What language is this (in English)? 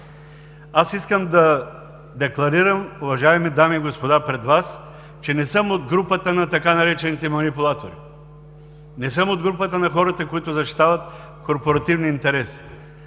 Bulgarian